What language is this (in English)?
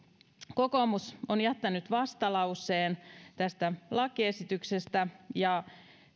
Finnish